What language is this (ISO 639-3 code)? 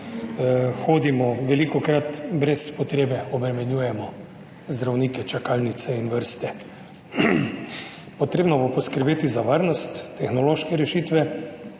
slv